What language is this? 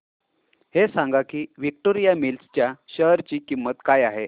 Marathi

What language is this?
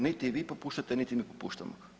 Croatian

